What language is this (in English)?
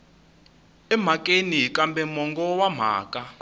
Tsonga